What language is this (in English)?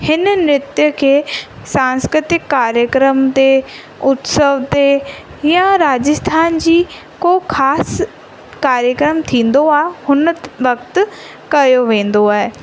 Sindhi